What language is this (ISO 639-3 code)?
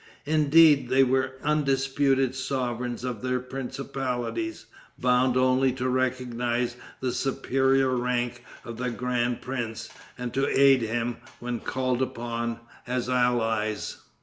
eng